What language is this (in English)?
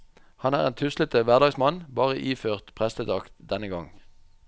Norwegian